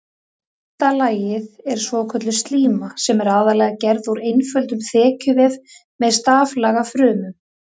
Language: Icelandic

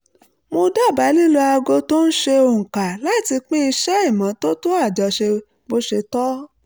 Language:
Yoruba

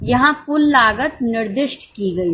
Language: Hindi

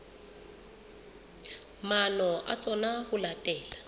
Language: Southern Sotho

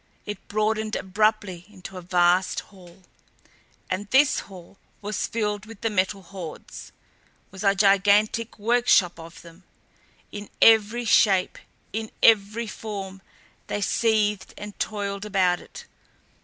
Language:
English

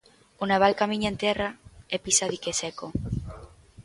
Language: Galician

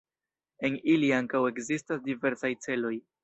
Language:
Esperanto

